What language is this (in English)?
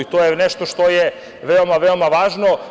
Serbian